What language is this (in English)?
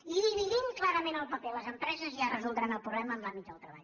Catalan